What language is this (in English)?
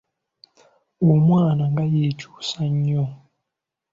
Ganda